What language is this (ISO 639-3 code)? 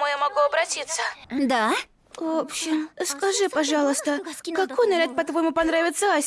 rus